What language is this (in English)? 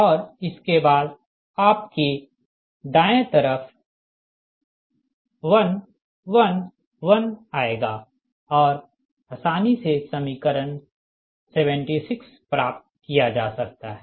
Hindi